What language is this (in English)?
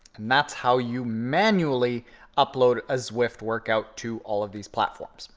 English